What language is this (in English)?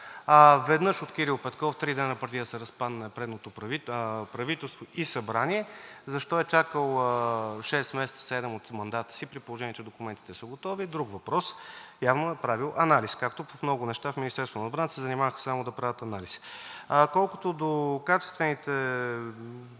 Bulgarian